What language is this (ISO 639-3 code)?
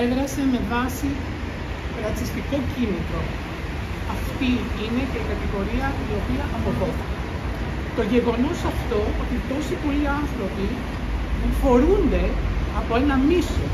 ell